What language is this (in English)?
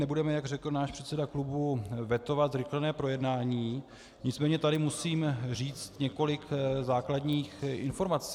Czech